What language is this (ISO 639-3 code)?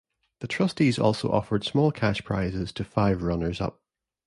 eng